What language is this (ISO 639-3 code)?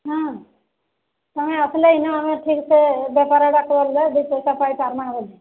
ori